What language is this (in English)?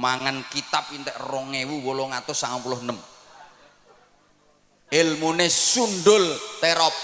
Indonesian